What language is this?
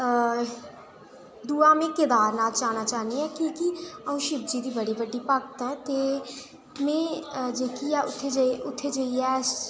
Dogri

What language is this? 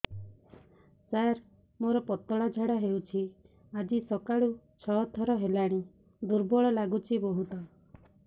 Odia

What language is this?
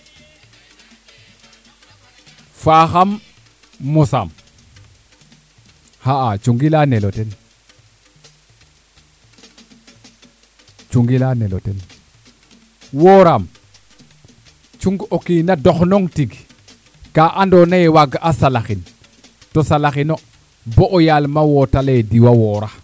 Serer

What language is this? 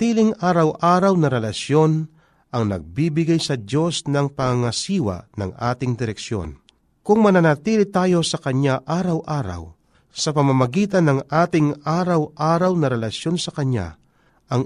Filipino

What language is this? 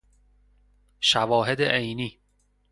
Persian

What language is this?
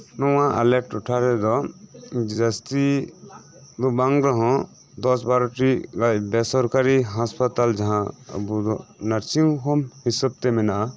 Santali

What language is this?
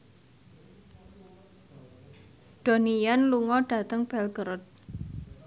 Javanese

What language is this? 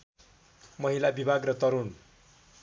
Nepali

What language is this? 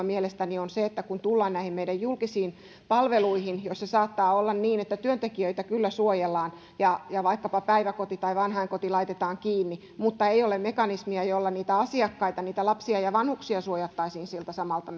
Finnish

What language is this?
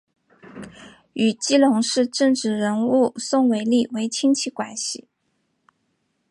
Chinese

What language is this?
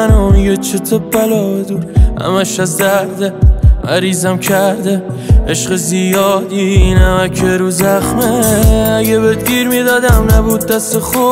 Persian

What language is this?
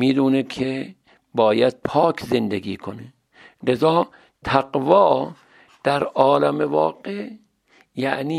Persian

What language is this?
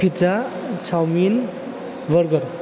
Bodo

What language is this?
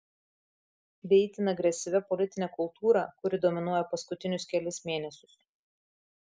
Lithuanian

